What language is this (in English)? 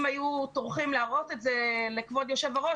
Hebrew